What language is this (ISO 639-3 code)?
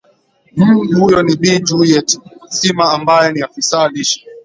swa